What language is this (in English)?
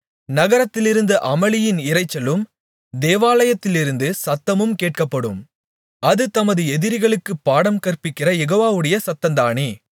Tamil